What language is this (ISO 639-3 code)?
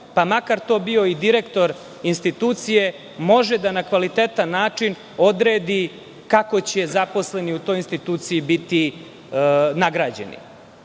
srp